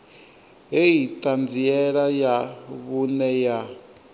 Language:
Venda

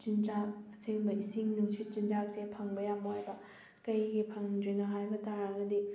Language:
Manipuri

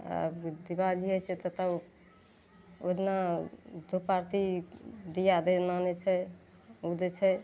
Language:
Maithili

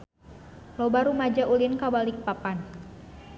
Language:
Sundanese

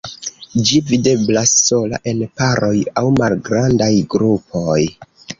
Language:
Esperanto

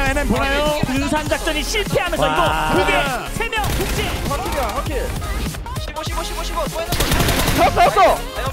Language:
Korean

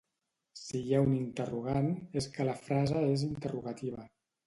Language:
Catalan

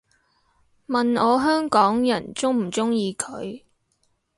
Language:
Cantonese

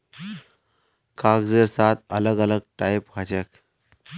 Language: Magahi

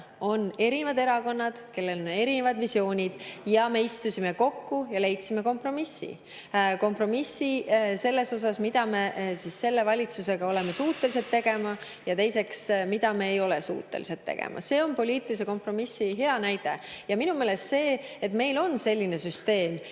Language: Estonian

